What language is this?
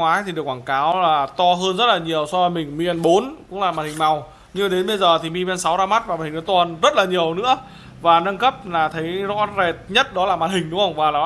Vietnamese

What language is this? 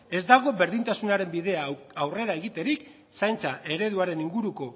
Basque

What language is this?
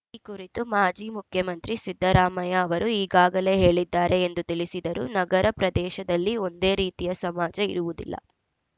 Kannada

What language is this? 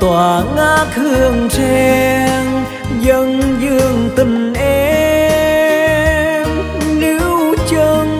Vietnamese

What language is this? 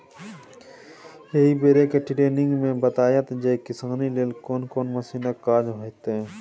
Maithili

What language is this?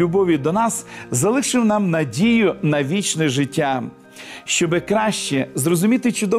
Ukrainian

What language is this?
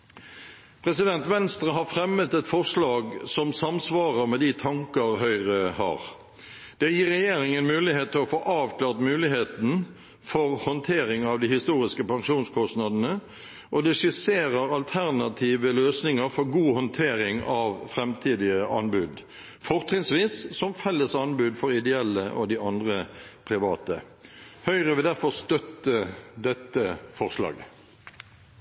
Norwegian Bokmål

